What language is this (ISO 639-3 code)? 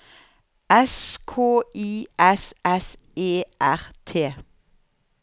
nor